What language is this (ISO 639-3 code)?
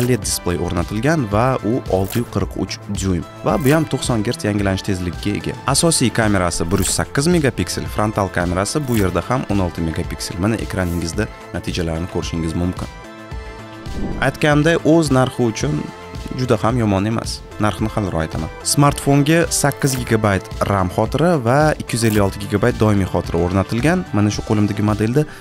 tur